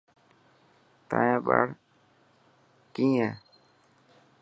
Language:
Dhatki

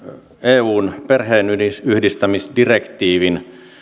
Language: Finnish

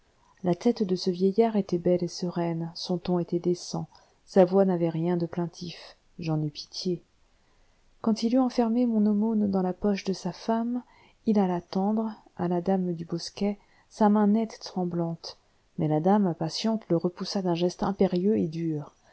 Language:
French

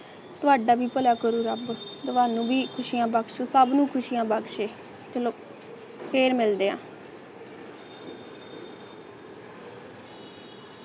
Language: Punjabi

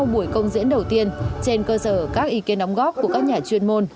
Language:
Vietnamese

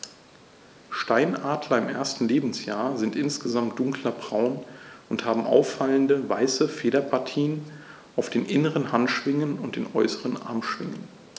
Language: German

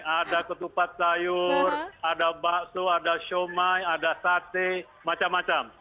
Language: Indonesian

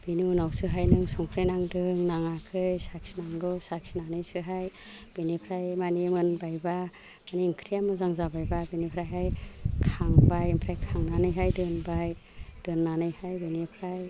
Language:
Bodo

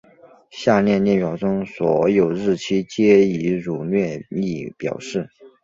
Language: Chinese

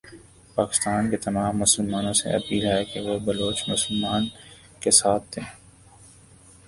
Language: Urdu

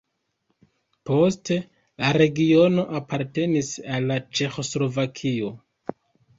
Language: Esperanto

